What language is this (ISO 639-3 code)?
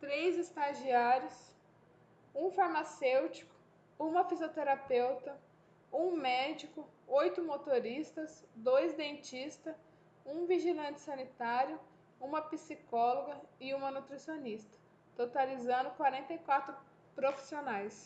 por